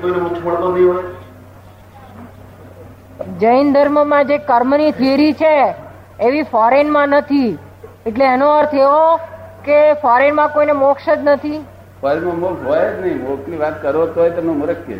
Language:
Gujarati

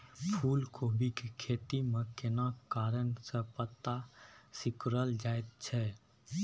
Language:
Maithili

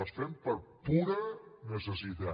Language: Catalan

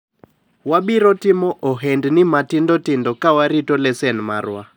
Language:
Luo (Kenya and Tanzania)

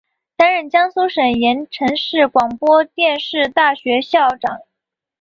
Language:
Chinese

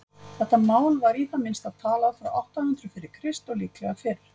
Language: Icelandic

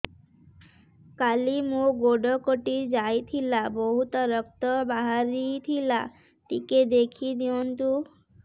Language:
Odia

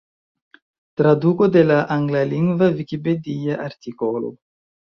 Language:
Esperanto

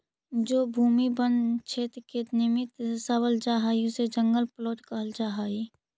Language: Magahi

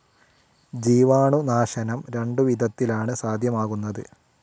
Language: Malayalam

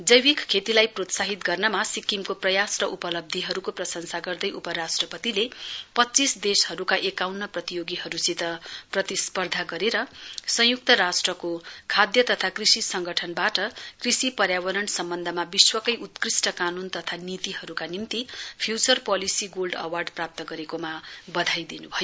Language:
Nepali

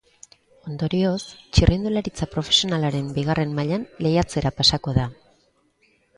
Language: Basque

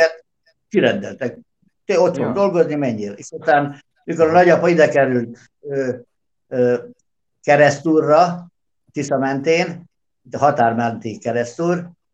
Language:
Hungarian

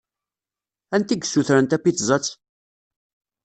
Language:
Kabyle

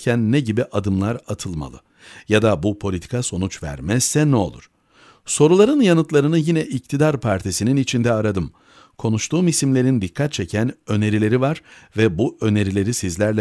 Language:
Turkish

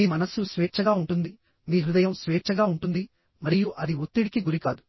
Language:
Telugu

